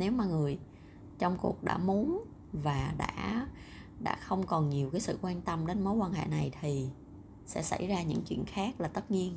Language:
Vietnamese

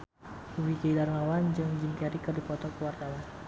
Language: Sundanese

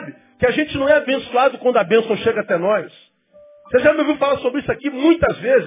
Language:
Portuguese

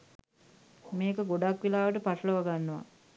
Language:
Sinhala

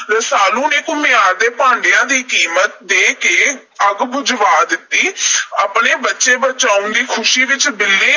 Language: Punjabi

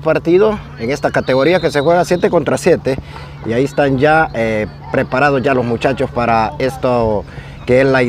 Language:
Spanish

